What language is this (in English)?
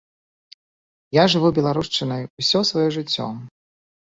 Belarusian